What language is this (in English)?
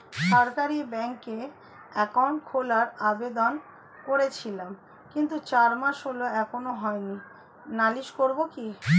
Bangla